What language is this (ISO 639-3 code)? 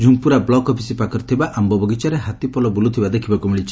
ori